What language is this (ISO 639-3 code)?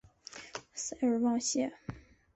zho